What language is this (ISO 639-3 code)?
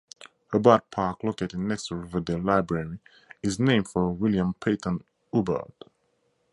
eng